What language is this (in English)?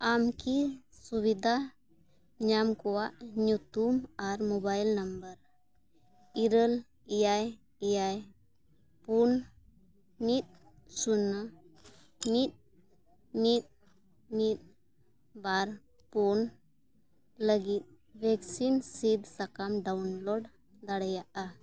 Santali